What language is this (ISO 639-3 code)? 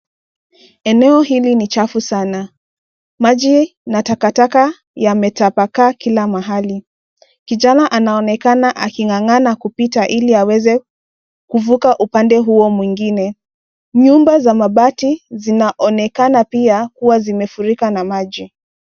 swa